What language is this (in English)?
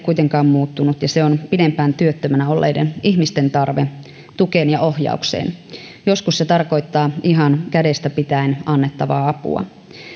Finnish